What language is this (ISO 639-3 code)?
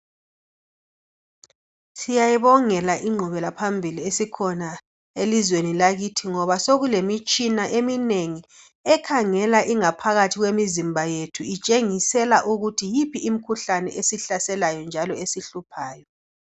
nde